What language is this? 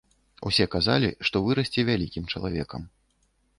Belarusian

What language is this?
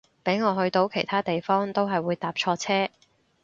Cantonese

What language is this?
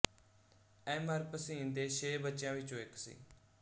Punjabi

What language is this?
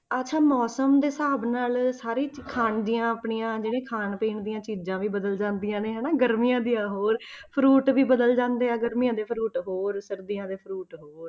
Punjabi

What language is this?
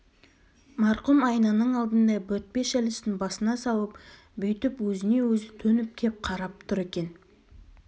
Kazakh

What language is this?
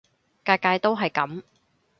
Cantonese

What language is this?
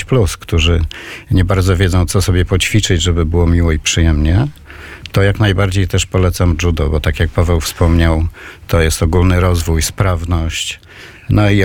Polish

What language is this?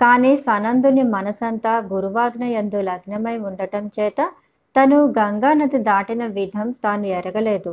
Telugu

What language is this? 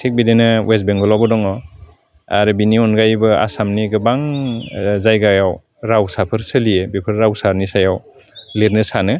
Bodo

